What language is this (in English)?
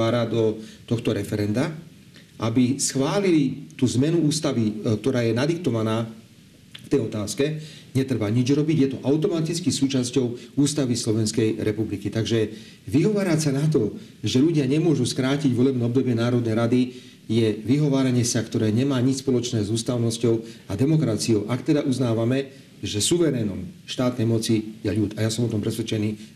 Slovak